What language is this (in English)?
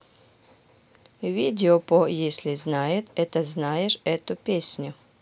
Russian